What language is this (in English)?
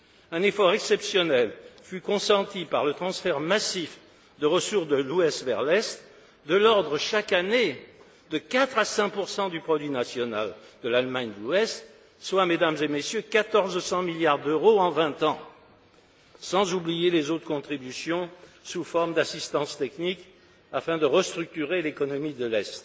French